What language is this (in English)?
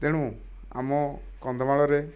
Odia